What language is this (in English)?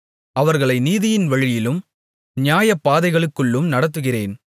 Tamil